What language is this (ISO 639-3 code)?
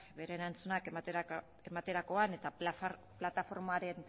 eus